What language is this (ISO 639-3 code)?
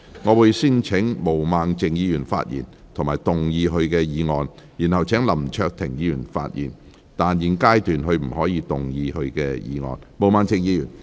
yue